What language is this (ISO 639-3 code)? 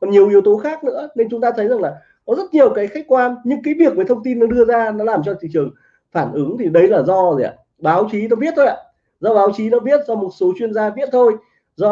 vie